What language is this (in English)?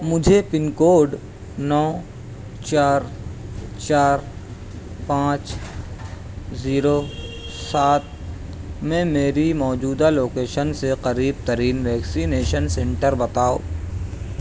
Urdu